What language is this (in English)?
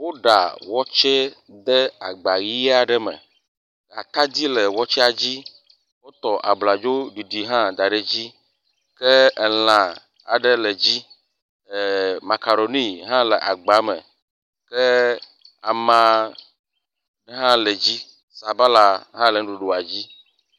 Ewe